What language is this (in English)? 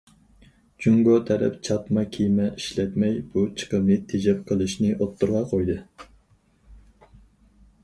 Uyghur